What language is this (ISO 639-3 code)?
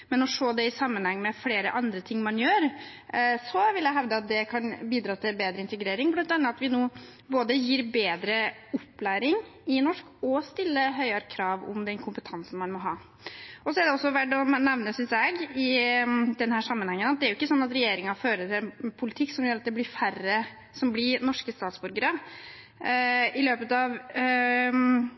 nob